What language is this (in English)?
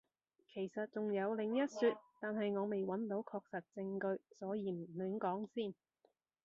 Cantonese